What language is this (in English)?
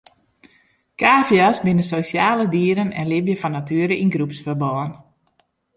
Western Frisian